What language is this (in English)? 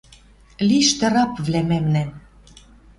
Western Mari